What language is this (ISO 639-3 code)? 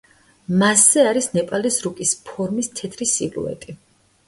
kat